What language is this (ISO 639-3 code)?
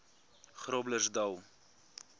afr